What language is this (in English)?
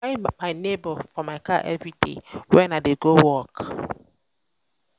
Nigerian Pidgin